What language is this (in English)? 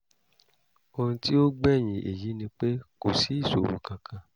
Yoruba